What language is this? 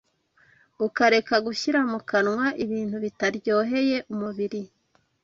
Kinyarwanda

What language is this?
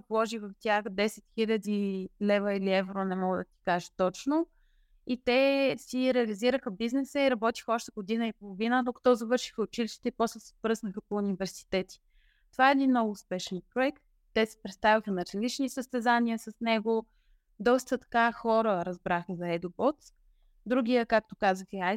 Bulgarian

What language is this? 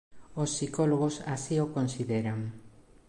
Galician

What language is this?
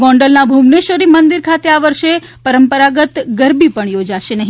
Gujarati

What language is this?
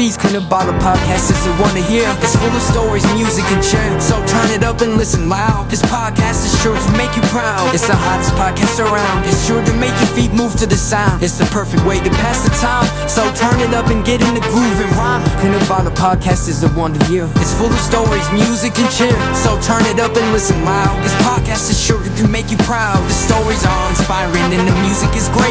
Malay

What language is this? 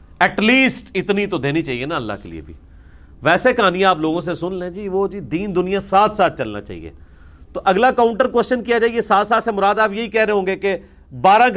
Urdu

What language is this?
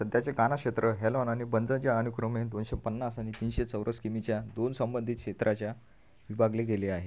Marathi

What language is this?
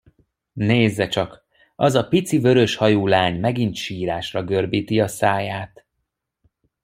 Hungarian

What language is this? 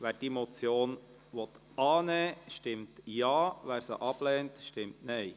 Swiss German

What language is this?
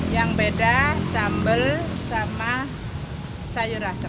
Indonesian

